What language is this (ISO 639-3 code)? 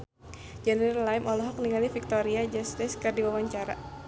sun